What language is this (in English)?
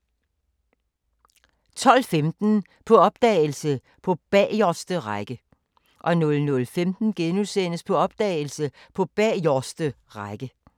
Danish